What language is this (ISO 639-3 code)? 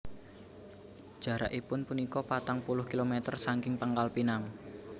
jav